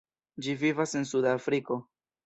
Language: Esperanto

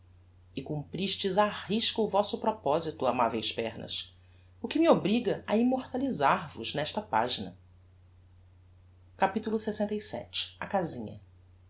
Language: Portuguese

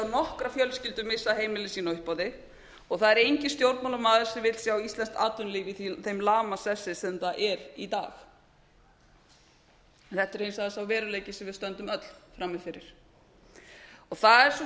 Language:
Icelandic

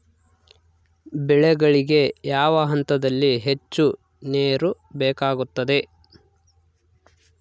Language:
Kannada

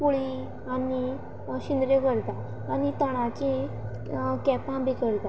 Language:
Konkani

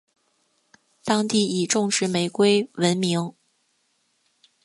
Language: Chinese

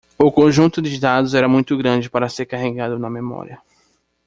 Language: Portuguese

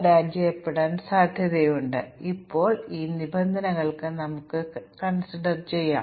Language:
Malayalam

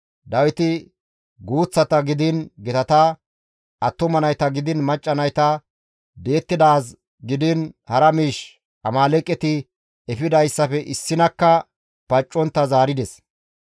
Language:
Gamo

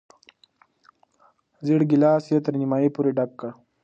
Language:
Pashto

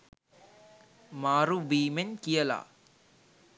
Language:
Sinhala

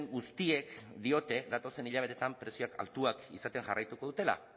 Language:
Basque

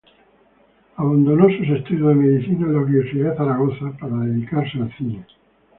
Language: Spanish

